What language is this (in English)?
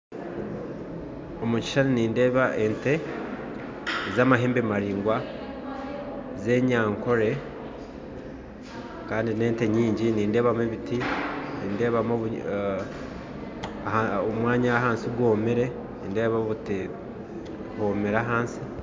Nyankole